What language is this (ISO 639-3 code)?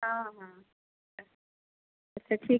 hin